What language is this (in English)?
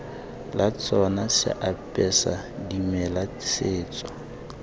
Tswana